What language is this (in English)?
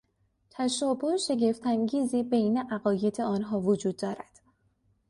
Persian